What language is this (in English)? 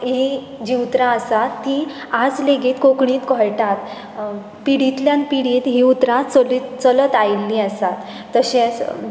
Konkani